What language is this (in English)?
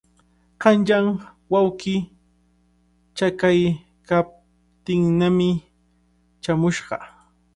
Cajatambo North Lima Quechua